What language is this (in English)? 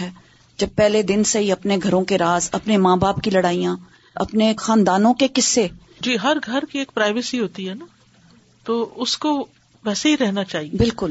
Urdu